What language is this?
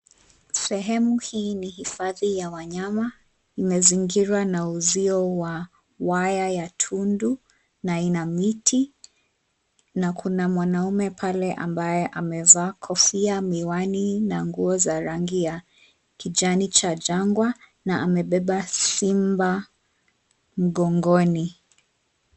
Swahili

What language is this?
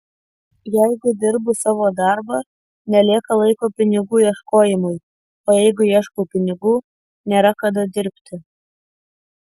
Lithuanian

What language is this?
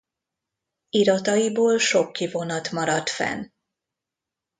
Hungarian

